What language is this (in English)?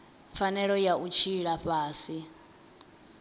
Venda